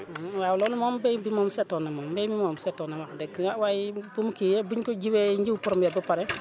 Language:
Wolof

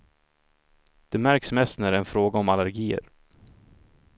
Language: Swedish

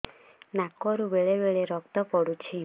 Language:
Odia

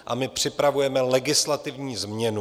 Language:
Czech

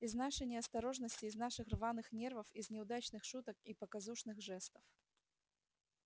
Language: Russian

